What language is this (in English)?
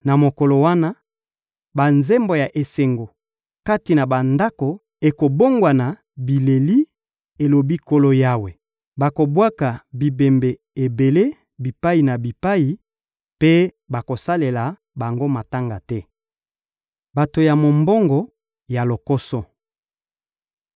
Lingala